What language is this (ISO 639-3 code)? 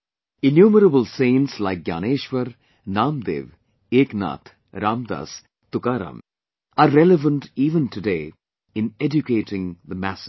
eng